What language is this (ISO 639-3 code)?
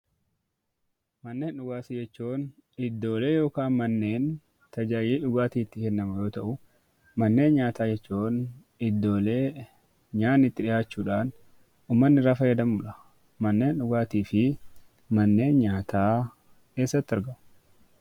orm